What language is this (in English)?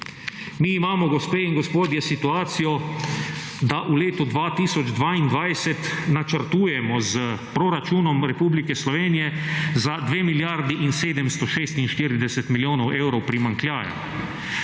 Slovenian